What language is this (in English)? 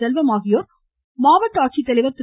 Tamil